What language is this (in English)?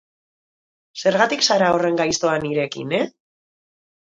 Basque